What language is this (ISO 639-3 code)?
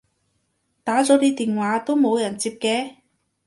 yue